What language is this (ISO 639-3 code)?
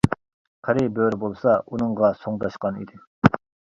uig